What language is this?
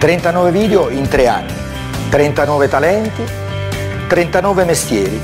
Italian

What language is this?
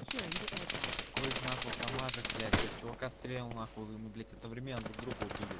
Russian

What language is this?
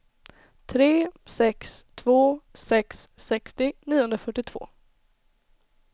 Swedish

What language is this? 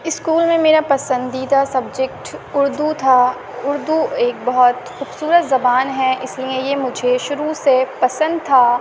Urdu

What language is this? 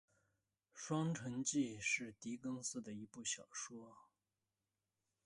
Chinese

